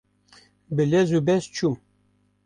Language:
Kurdish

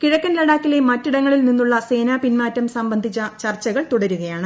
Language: Malayalam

